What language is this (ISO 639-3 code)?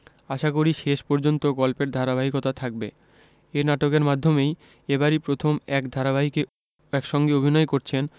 ben